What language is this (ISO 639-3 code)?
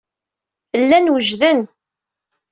kab